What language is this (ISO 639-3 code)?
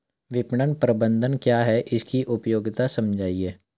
hin